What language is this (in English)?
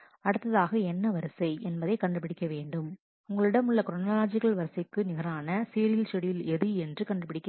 Tamil